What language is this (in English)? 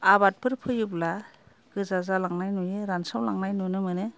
Bodo